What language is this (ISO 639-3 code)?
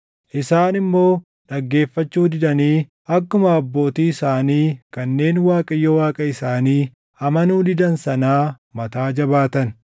orm